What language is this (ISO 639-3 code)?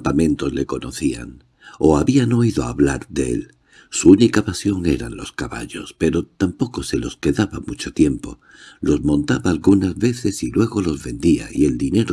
spa